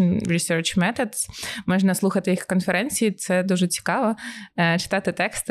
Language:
Ukrainian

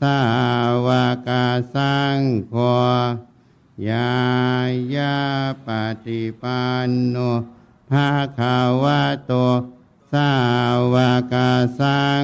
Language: Thai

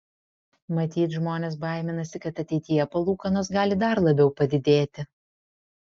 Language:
Lithuanian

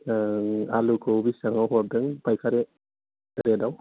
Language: Bodo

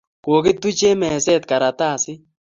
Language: Kalenjin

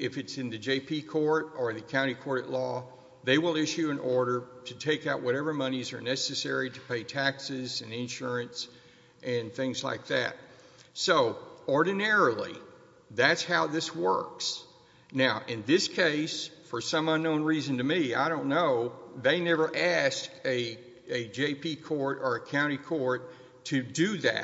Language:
English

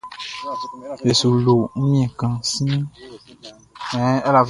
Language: Baoulé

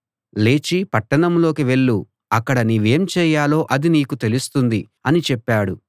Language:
Telugu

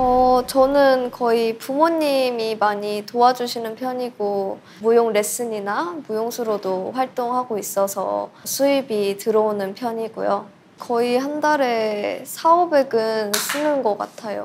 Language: Korean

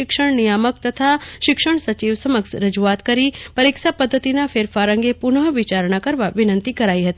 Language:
Gujarati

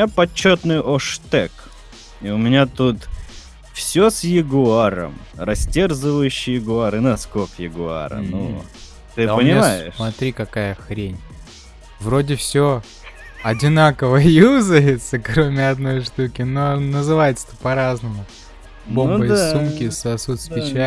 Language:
Russian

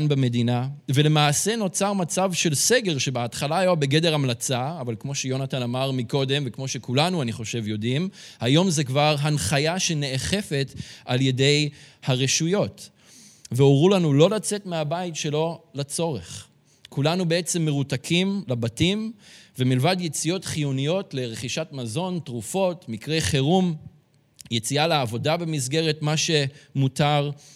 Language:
Hebrew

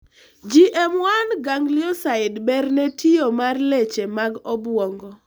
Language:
Luo (Kenya and Tanzania)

